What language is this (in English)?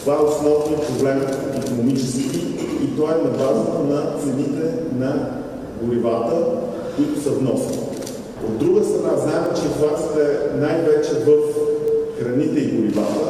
Bulgarian